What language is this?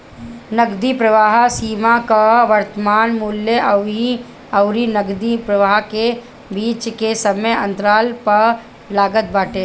Bhojpuri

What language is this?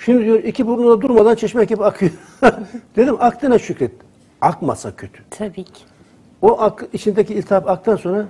Turkish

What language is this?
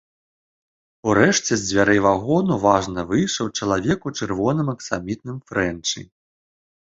Belarusian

